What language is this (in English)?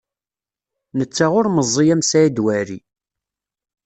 Kabyle